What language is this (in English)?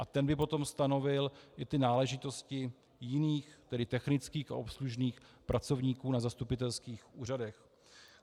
Czech